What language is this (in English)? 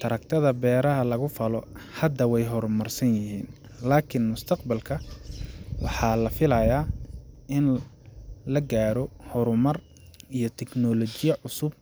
Somali